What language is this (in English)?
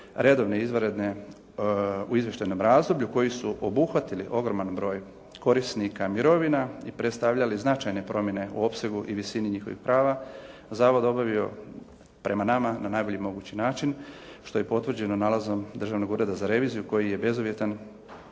Croatian